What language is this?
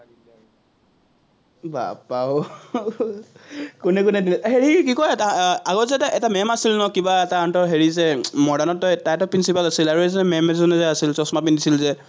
Assamese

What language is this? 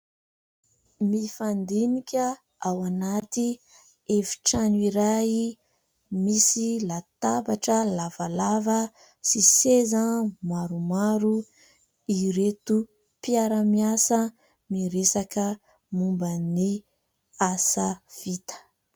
Malagasy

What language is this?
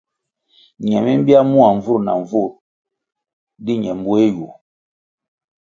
Kwasio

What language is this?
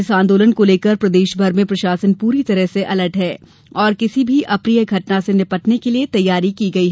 Hindi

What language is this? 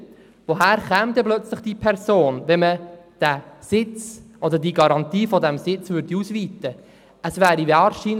Swiss German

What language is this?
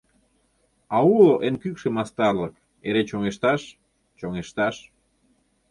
Mari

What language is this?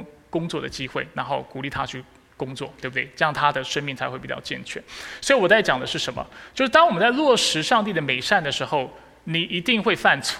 Chinese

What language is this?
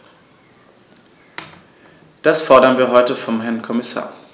German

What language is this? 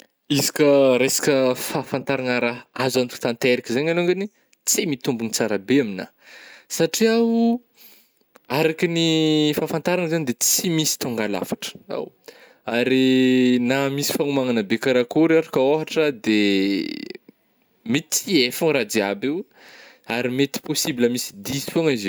Northern Betsimisaraka Malagasy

